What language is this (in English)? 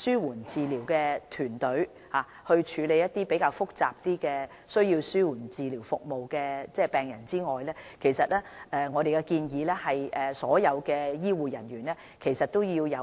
Cantonese